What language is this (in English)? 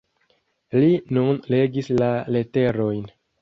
Esperanto